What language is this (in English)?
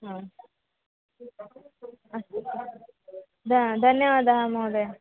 Sanskrit